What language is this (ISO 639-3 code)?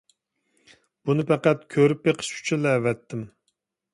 uig